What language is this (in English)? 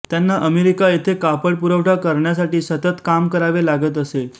Marathi